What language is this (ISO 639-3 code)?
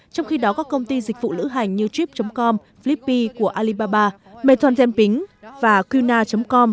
vie